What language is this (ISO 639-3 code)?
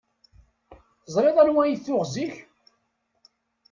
kab